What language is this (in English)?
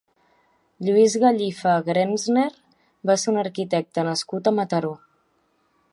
Catalan